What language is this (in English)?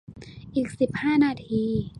Thai